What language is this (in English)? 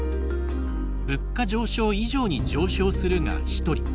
Japanese